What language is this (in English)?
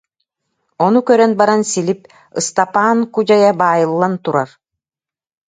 Yakut